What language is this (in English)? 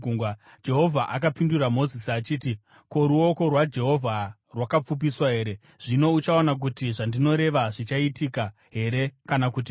Shona